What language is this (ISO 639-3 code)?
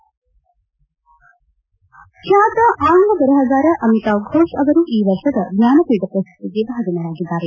kan